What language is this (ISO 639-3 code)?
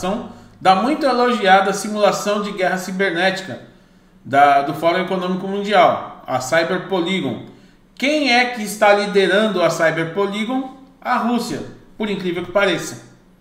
por